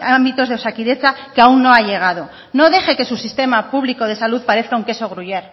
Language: Spanish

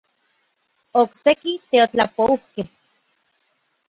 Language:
Orizaba Nahuatl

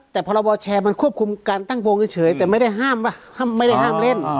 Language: Thai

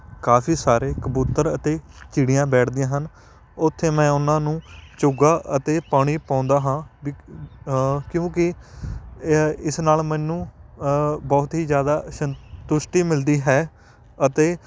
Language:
Punjabi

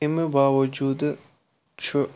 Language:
Kashmiri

